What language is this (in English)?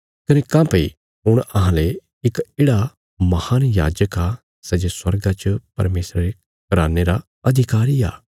Bilaspuri